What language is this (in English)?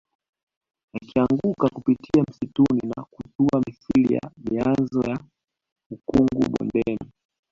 Swahili